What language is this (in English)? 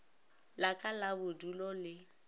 Northern Sotho